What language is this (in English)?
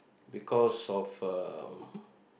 English